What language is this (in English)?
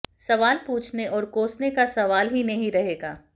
Hindi